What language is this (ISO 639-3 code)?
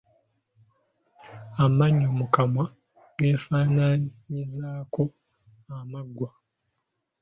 lug